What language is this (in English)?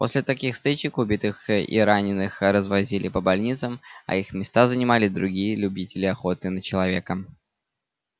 Russian